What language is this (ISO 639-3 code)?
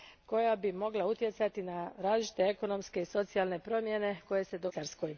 hrv